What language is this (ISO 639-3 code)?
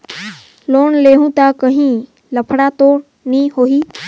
hne